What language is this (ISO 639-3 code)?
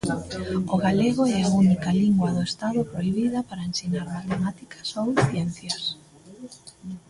glg